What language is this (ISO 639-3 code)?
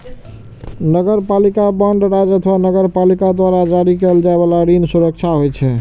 mai